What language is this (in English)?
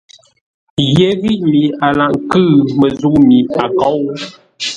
Ngombale